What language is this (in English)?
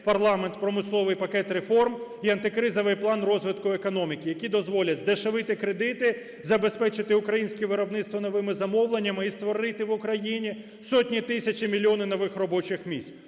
Ukrainian